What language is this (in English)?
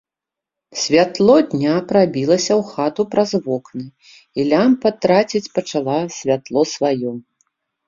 Belarusian